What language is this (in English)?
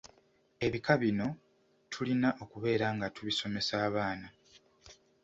Ganda